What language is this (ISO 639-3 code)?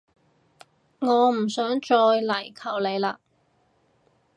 yue